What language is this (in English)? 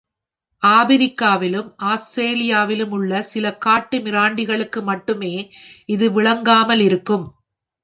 Tamil